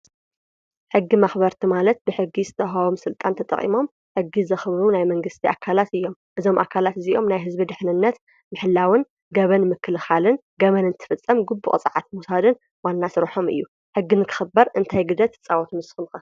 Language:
Tigrinya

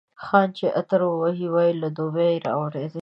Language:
Pashto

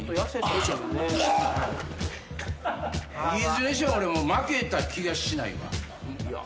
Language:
Japanese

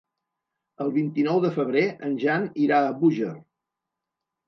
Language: Catalan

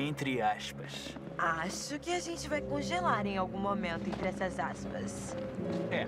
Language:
Portuguese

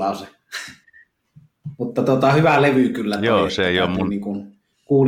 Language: Finnish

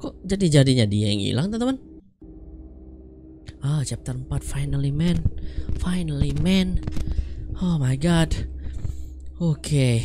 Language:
Indonesian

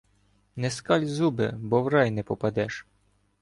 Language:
Ukrainian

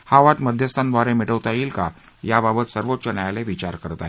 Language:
Marathi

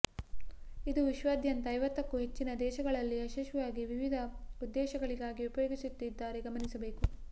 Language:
Kannada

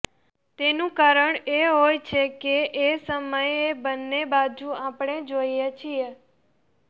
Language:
Gujarati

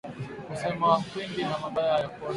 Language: Swahili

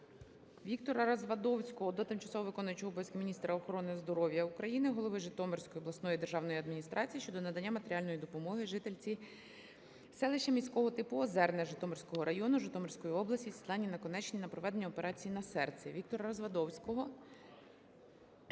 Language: Ukrainian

